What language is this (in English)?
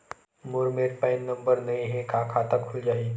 Chhattisgarhi